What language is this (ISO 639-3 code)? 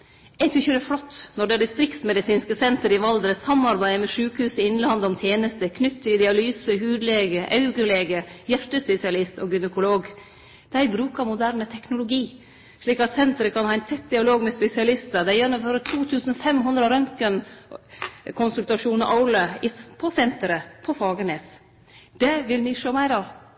nno